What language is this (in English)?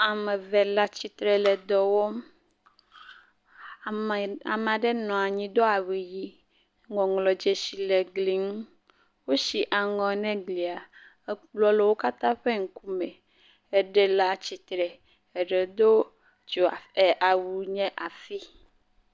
Ewe